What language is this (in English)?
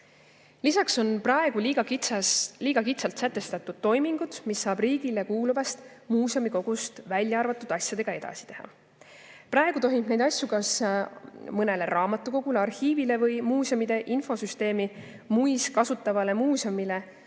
Estonian